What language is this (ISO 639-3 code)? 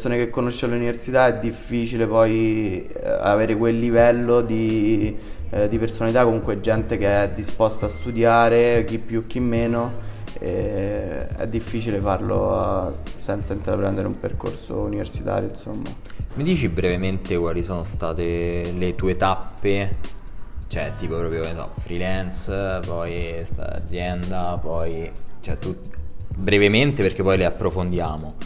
ita